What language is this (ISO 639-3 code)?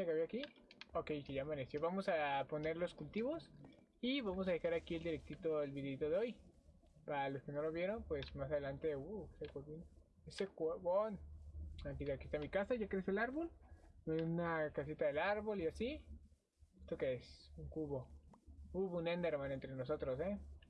spa